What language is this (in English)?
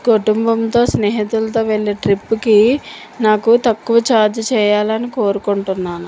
Telugu